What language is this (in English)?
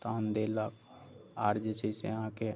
Maithili